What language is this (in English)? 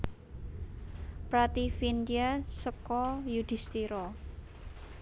Javanese